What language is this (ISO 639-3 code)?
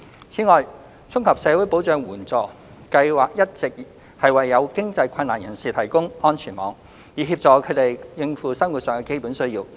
yue